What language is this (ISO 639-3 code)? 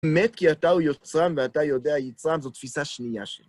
heb